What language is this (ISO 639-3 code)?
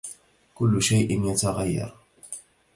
ara